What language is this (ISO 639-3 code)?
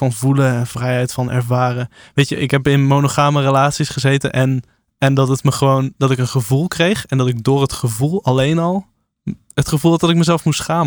nld